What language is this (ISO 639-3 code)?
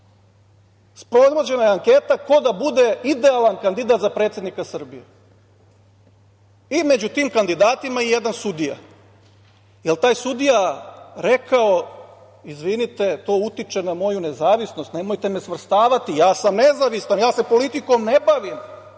srp